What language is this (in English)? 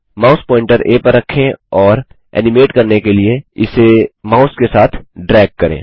Hindi